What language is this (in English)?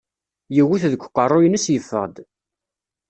Kabyle